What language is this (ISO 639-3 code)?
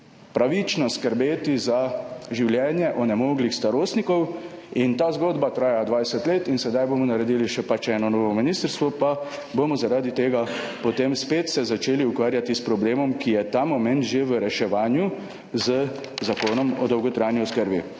slv